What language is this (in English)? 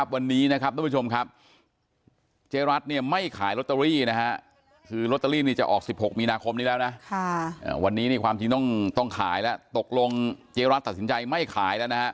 Thai